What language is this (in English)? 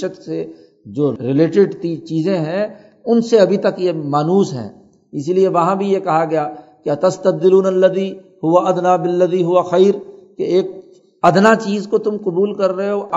Urdu